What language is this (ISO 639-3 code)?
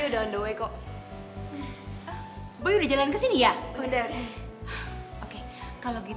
ind